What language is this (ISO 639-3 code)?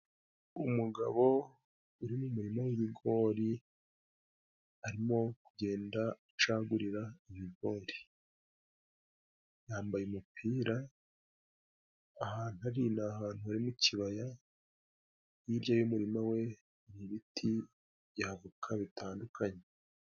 kin